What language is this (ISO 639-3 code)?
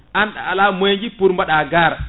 ful